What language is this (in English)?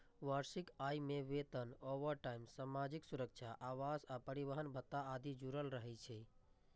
Maithili